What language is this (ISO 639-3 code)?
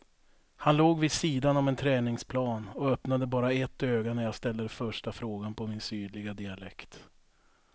swe